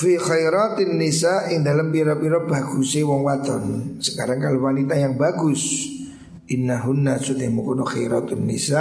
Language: Indonesian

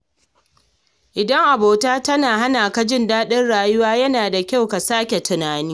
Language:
Hausa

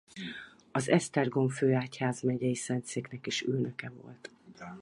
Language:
Hungarian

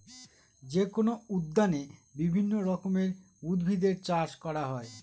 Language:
Bangla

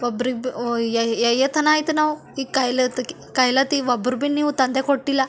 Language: Kannada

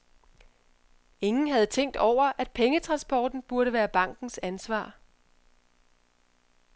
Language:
Danish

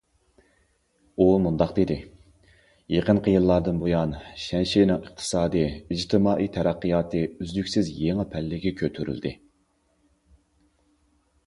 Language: Uyghur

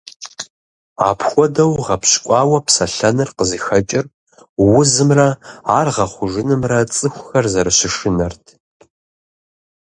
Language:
Kabardian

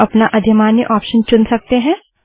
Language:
Hindi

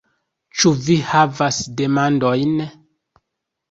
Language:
Esperanto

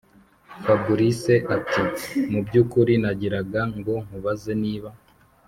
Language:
Kinyarwanda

